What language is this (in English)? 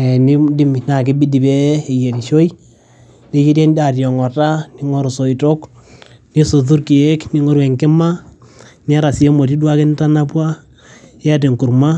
Masai